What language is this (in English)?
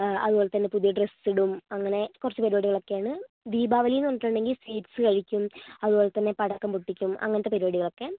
Malayalam